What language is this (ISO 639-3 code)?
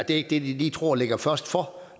dan